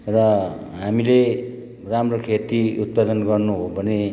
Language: Nepali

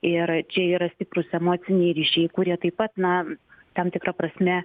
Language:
Lithuanian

